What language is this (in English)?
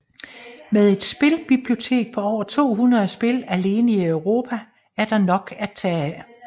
Danish